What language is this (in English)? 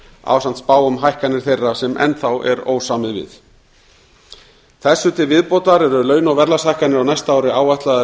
Icelandic